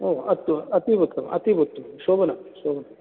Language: Sanskrit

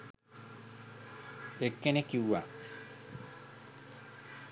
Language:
Sinhala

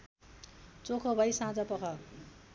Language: Nepali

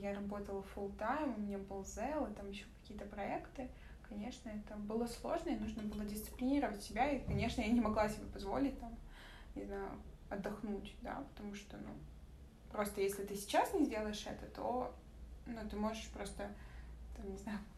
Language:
Russian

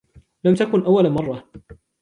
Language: Arabic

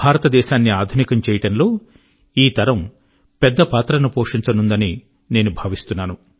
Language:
Telugu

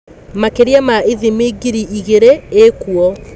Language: Kikuyu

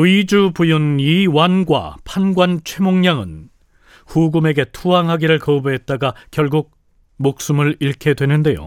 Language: Korean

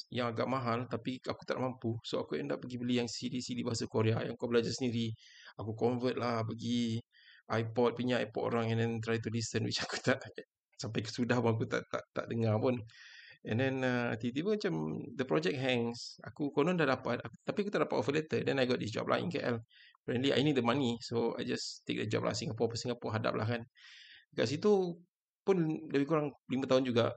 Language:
Malay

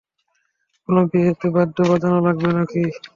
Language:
Bangla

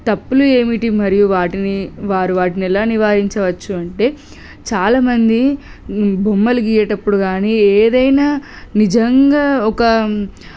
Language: Telugu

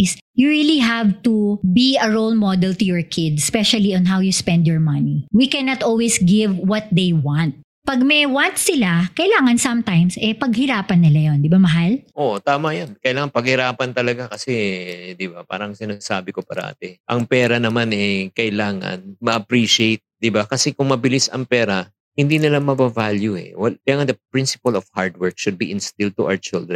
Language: Filipino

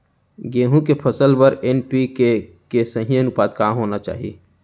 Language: Chhattisgarhi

